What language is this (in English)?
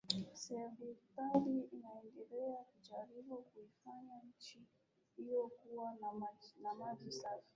Swahili